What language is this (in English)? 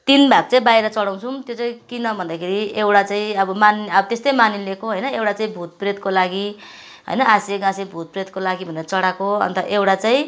Nepali